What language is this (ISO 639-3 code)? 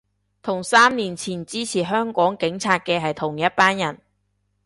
yue